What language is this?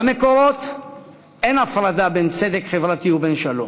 Hebrew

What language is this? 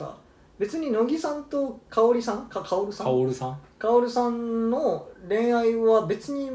Japanese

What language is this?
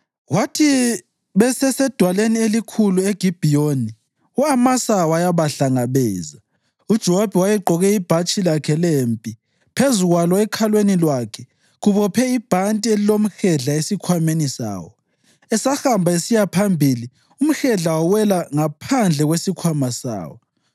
North Ndebele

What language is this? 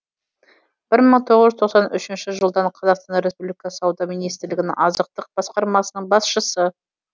Kazakh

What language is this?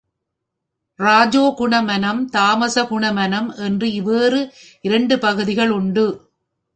Tamil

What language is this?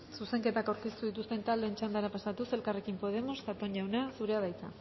Basque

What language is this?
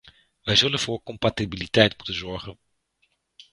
Dutch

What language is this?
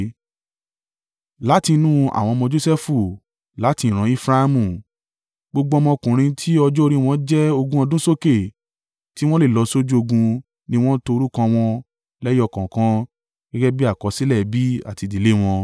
Yoruba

